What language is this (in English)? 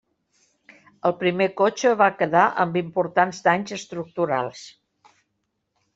Catalan